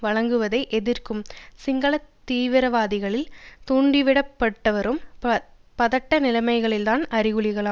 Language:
Tamil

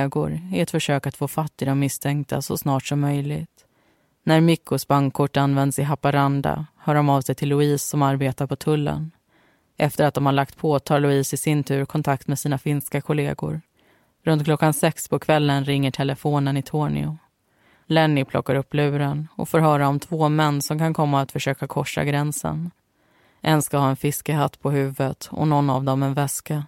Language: Swedish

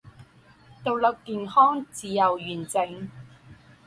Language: Chinese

